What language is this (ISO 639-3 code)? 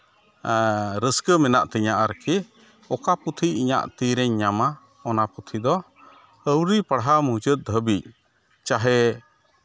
sat